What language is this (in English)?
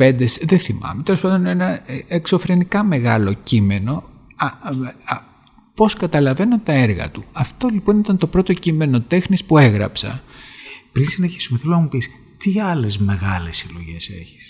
Greek